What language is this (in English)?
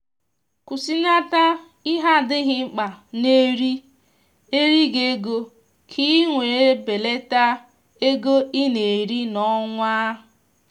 Igbo